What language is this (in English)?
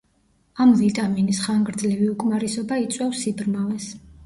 Georgian